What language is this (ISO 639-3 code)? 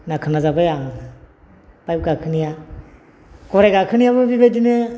brx